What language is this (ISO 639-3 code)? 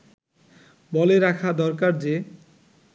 ben